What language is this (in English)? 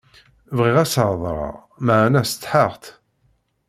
Kabyle